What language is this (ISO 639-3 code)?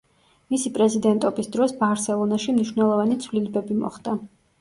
kat